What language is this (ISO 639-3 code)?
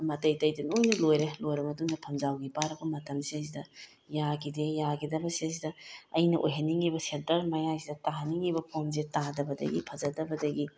mni